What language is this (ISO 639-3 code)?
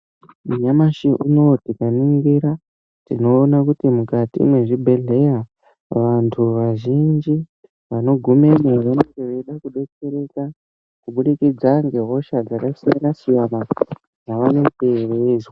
ndc